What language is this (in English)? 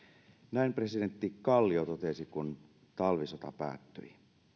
Finnish